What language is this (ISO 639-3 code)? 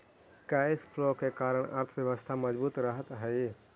mag